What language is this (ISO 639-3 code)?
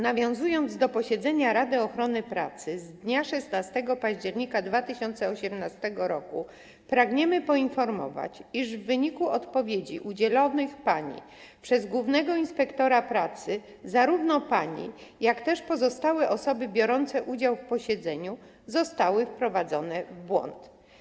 pol